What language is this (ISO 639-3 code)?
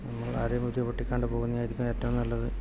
mal